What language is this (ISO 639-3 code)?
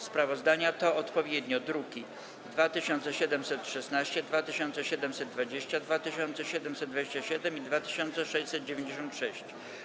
pol